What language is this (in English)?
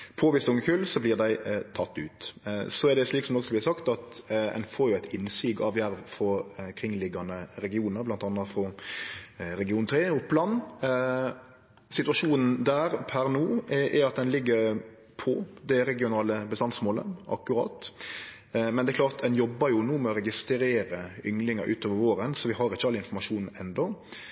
Norwegian Nynorsk